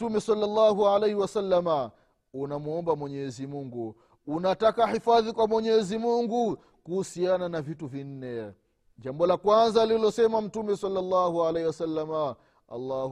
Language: Swahili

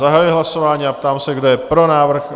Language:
Czech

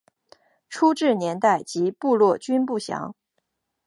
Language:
Chinese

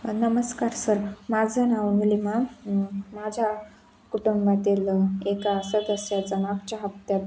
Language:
Marathi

